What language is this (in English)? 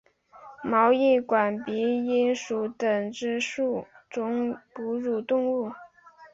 Chinese